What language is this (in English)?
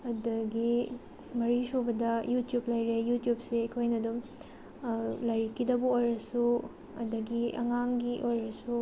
Manipuri